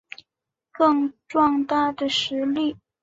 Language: Chinese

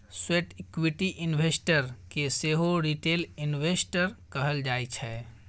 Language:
Maithili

